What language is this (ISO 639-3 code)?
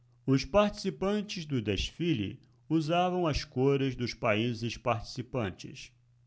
por